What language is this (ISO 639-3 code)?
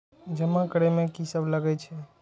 mai